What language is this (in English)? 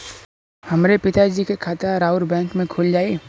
Bhojpuri